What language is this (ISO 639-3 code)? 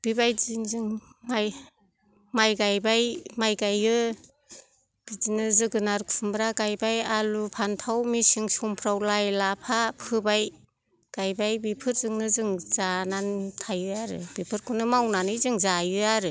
brx